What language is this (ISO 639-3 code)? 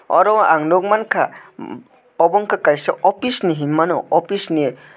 trp